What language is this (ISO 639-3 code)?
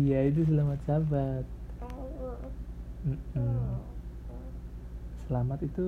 ind